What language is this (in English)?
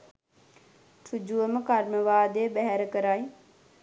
Sinhala